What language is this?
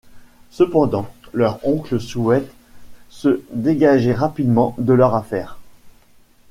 French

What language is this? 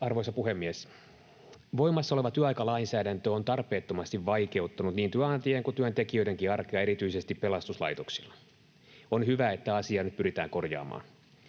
Finnish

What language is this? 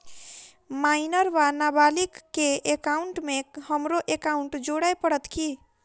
Maithili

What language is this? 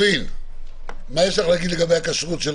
Hebrew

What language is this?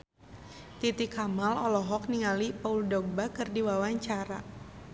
Sundanese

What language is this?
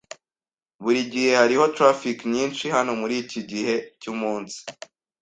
Kinyarwanda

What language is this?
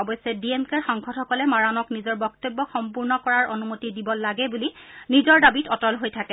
Assamese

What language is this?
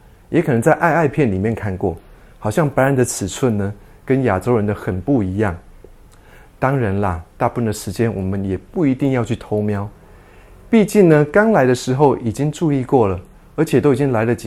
Chinese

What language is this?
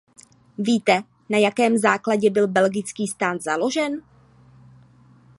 Czech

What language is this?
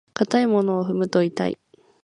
Japanese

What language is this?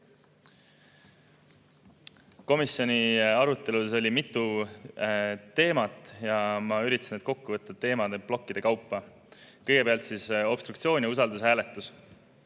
Estonian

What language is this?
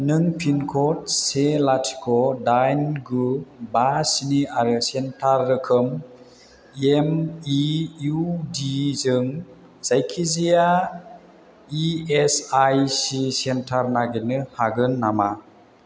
Bodo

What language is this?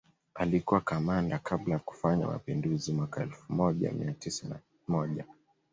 Swahili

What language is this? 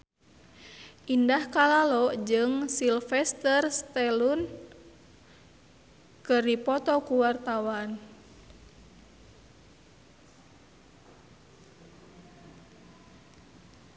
Sundanese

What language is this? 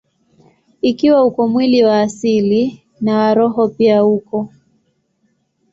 Swahili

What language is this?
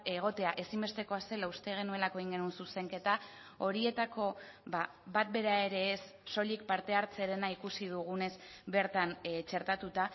Basque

